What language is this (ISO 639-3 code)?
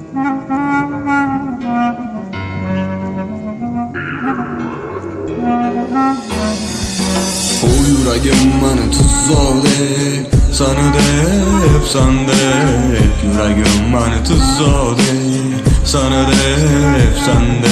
uzb